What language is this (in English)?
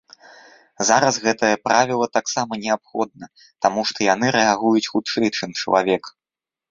Belarusian